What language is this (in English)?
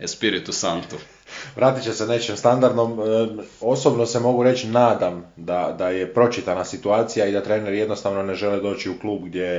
Croatian